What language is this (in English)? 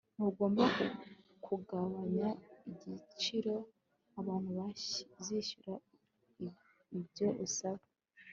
Kinyarwanda